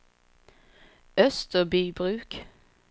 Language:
Swedish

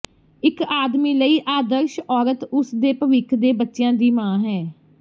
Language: Punjabi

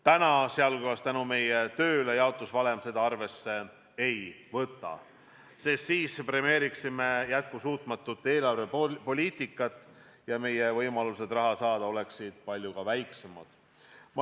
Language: Estonian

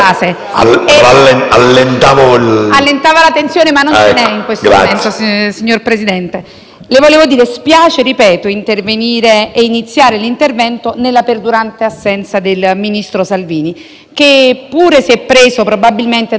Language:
Italian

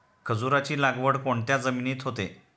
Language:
Marathi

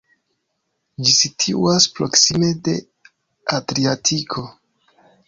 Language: Esperanto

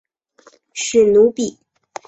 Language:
Chinese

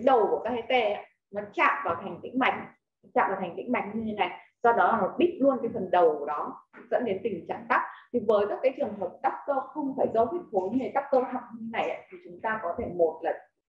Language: Vietnamese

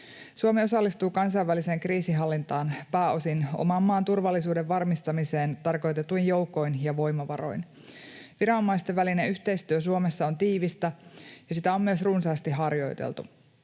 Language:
Finnish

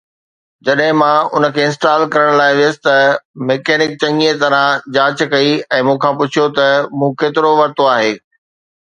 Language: Sindhi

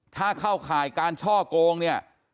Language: Thai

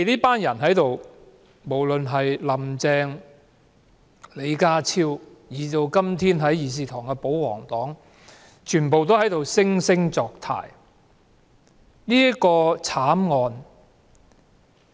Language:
Cantonese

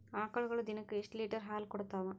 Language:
Kannada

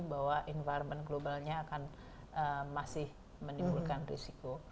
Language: Indonesian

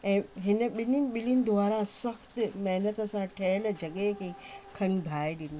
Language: Sindhi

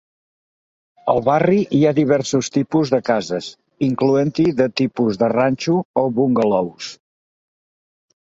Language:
Catalan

